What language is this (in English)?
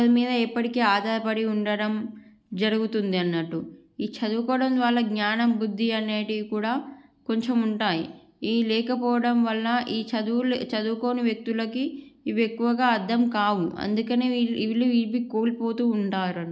Telugu